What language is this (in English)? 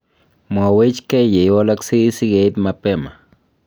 Kalenjin